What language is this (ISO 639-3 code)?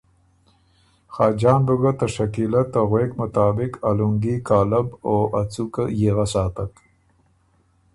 oru